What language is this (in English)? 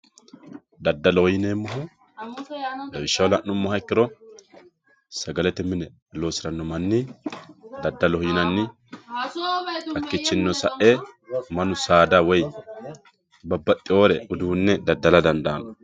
Sidamo